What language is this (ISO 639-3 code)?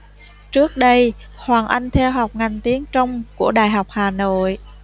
vie